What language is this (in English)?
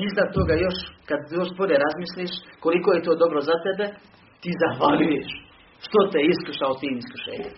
Croatian